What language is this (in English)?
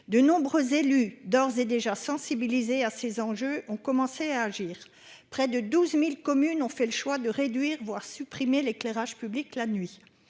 French